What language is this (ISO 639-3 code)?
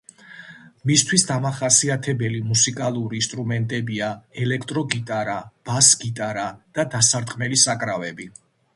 kat